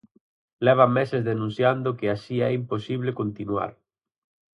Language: Galician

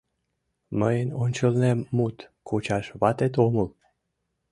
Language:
Mari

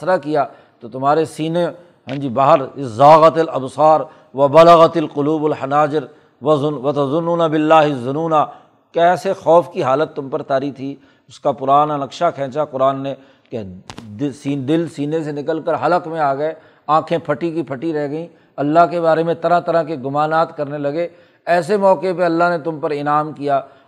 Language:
Urdu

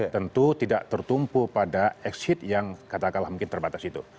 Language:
Indonesian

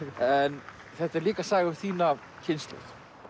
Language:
Icelandic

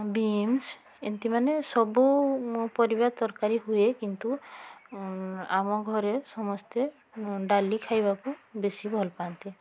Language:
Odia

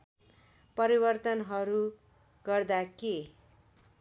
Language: Nepali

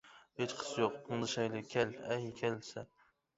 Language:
Uyghur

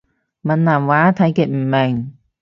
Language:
Cantonese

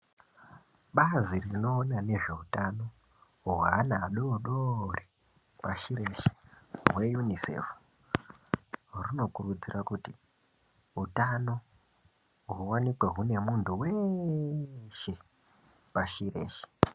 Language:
Ndau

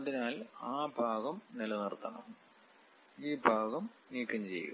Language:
Malayalam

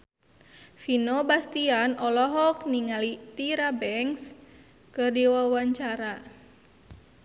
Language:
Sundanese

